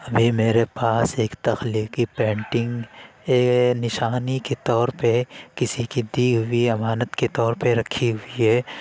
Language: Urdu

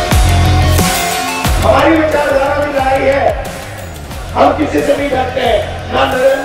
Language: Hindi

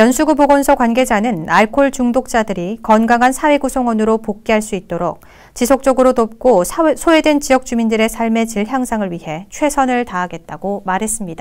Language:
Korean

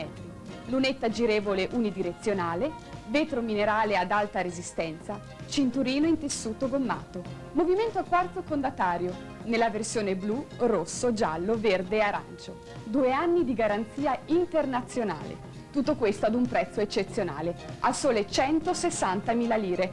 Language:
Italian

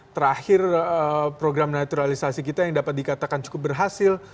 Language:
Indonesian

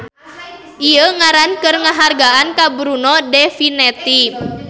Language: Sundanese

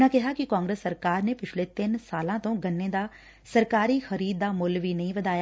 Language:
Punjabi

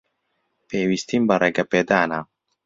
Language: Central Kurdish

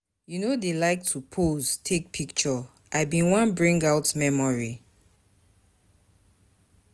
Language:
Nigerian Pidgin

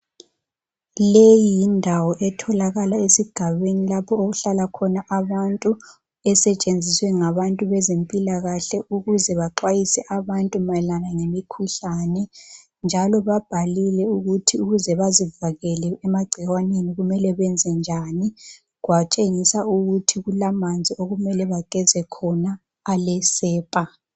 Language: North Ndebele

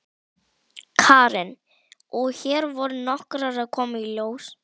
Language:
Icelandic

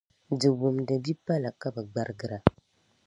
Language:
Dagbani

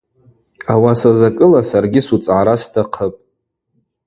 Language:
Abaza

